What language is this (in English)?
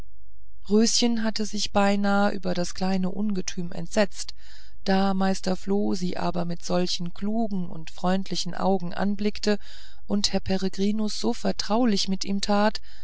German